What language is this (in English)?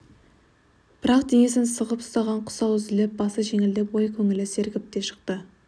Kazakh